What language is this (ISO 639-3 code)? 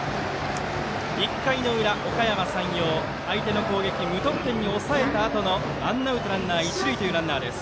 jpn